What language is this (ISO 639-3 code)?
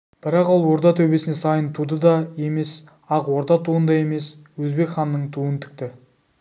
kaz